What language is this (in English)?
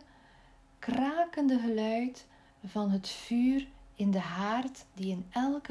Dutch